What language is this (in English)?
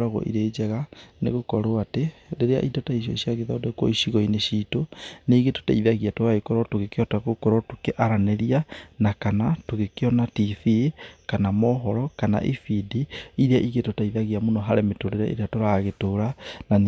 Kikuyu